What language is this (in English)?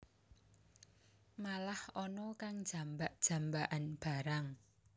Javanese